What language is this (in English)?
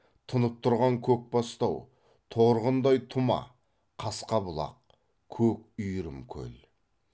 Kazakh